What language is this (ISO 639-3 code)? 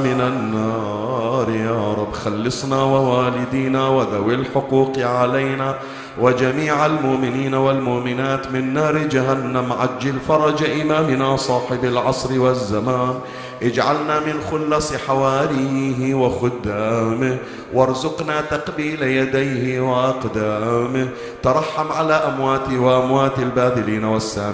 ara